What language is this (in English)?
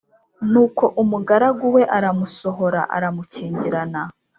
Kinyarwanda